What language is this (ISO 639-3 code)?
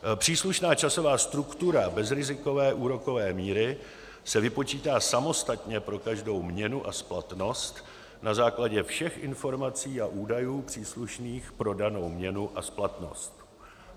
ces